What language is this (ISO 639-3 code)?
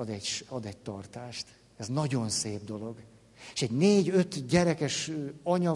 hun